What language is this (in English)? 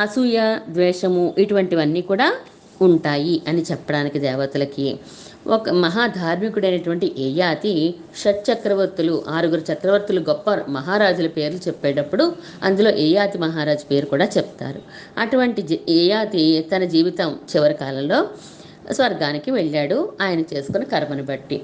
Telugu